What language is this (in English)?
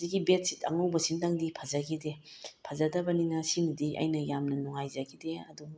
Manipuri